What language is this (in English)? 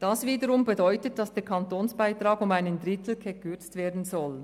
Swiss German